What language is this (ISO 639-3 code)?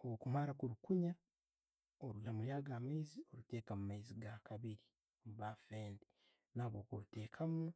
ttj